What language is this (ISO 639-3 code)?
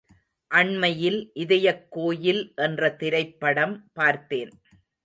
tam